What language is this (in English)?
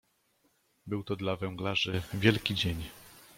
Polish